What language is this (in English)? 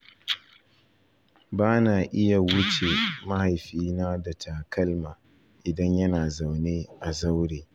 Hausa